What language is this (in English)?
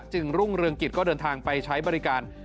Thai